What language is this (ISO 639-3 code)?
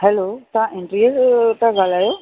snd